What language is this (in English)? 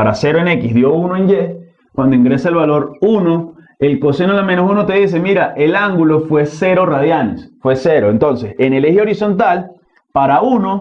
Spanish